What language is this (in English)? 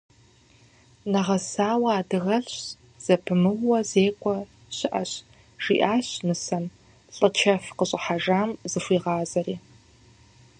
Kabardian